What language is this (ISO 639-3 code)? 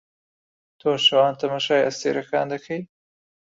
ckb